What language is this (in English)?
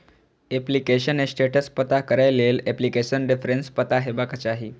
Maithili